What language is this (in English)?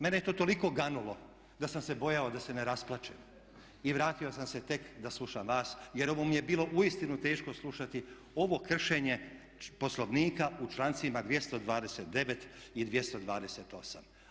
Croatian